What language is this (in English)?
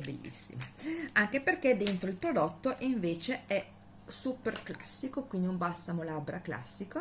Italian